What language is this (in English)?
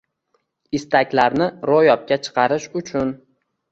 Uzbek